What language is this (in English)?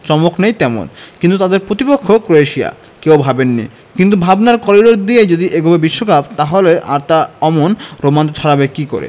Bangla